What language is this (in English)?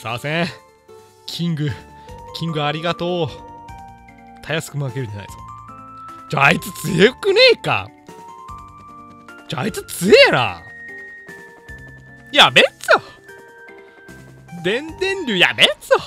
Japanese